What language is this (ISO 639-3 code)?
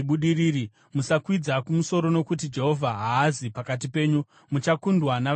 sna